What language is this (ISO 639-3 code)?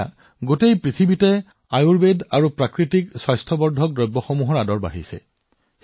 asm